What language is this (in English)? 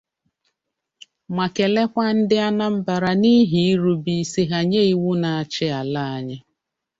Igbo